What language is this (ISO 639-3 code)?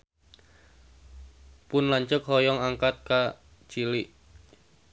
sun